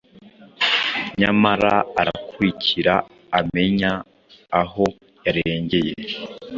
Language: Kinyarwanda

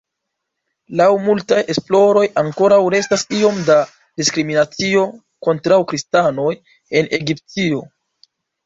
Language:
Esperanto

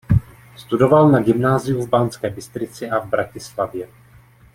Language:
Czech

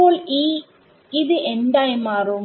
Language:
Malayalam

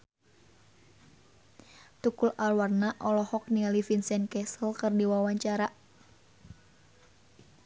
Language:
Sundanese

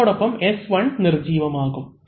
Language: Malayalam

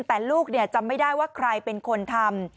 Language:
Thai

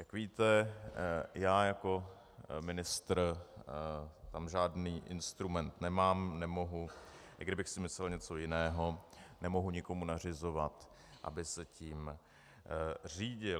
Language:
Czech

